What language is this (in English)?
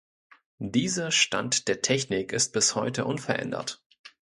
German